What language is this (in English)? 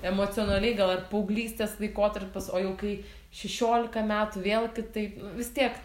Lithuanian